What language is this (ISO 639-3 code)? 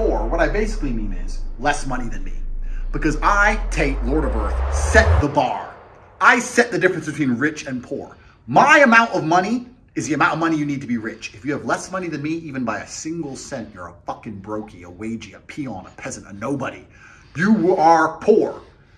eng